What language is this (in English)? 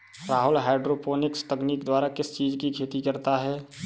Hindi